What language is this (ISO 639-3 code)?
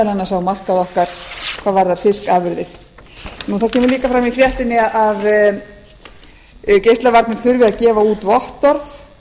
isl